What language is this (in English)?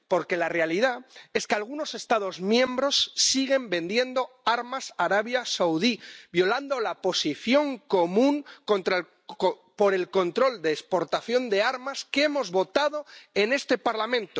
Spanish